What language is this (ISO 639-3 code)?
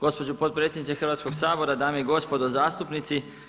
hrv